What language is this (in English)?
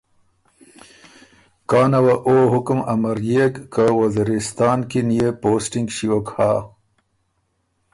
Ormuri